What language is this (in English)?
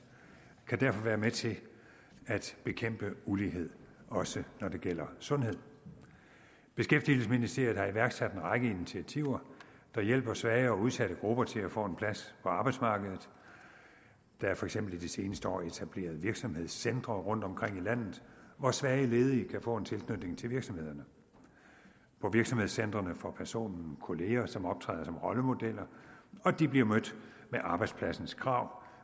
Danish